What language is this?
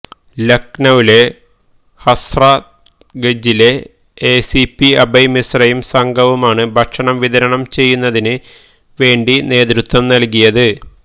Malayalam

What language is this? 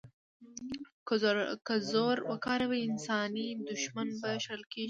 Pashto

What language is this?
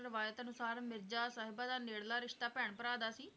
Punjabi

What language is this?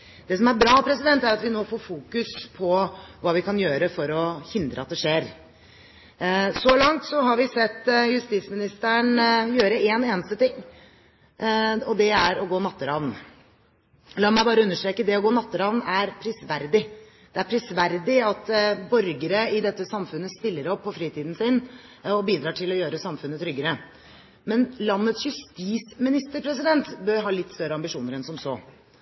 Norwegian Bokmål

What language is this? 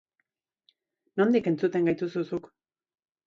Basque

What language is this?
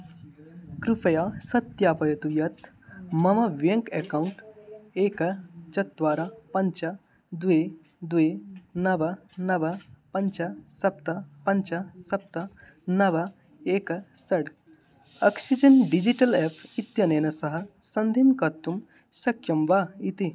Sanskrit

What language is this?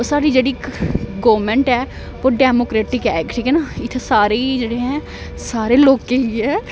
Dogri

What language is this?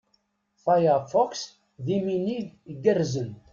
Kabyle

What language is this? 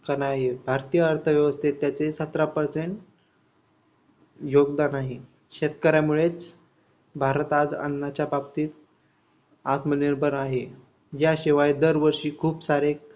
Marathi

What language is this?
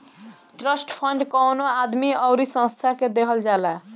Bhojpuri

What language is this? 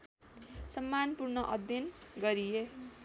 Nepali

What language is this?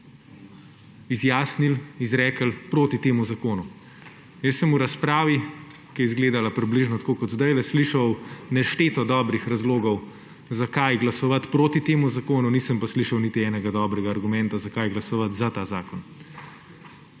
Slovenian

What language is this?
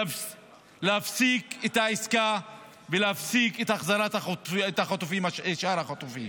Hebrew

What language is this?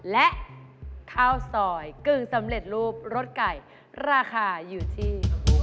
Thai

